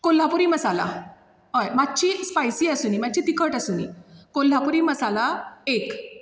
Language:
Konkani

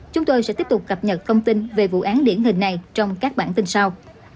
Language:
Vietnamese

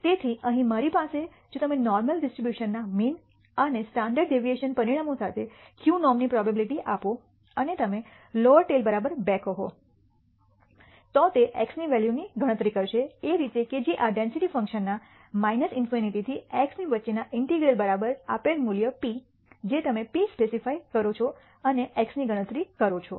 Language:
Gujarati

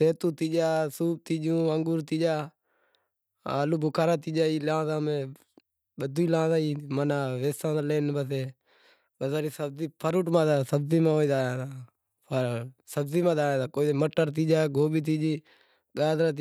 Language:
Wadiyara Koli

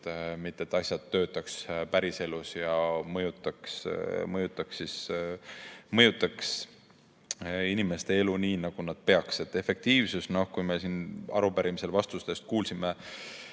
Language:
Estonian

